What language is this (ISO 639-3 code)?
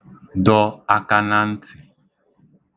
ibo